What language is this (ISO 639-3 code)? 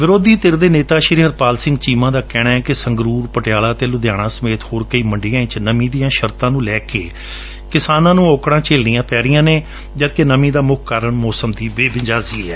pan